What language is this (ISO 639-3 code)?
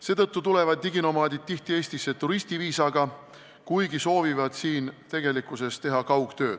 est